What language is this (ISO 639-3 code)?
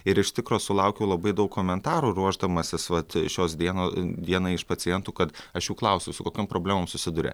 lit